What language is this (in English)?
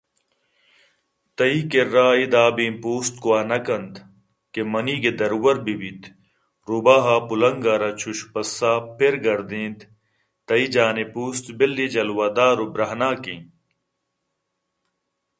Eastern Balochi